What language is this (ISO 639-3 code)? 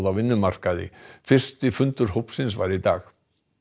isl